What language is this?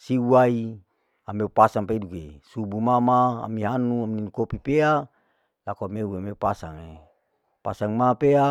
Larike-Wakasihu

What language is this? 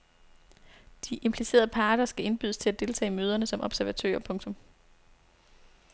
Danish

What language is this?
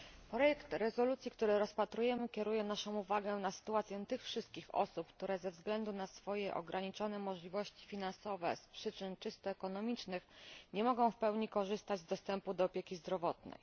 Polish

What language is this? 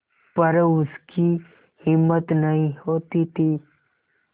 Hindi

